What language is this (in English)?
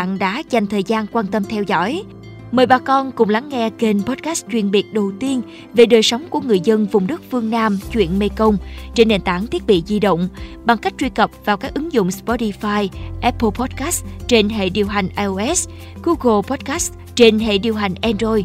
Vietnamese